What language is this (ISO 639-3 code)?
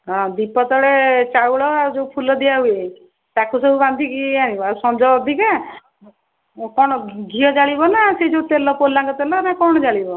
ori